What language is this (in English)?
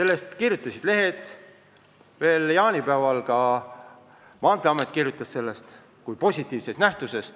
Estonian